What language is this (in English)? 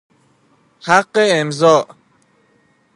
Persian